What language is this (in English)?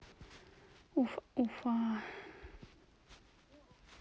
Russian